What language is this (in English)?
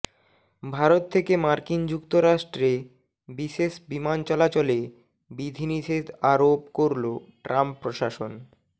Bangla